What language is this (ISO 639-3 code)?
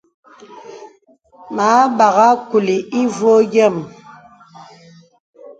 beb